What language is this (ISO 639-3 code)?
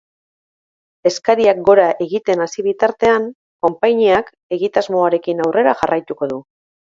eus